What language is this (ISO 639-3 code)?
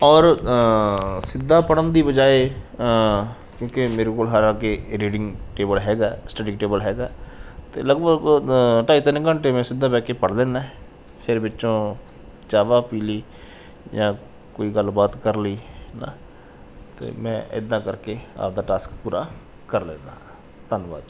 pan